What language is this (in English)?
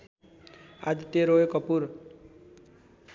Nepali